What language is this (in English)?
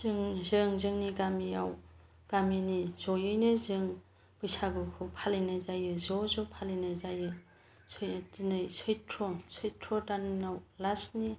Bodo